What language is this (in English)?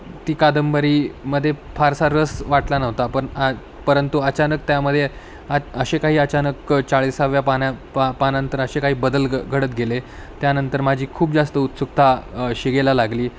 Marathi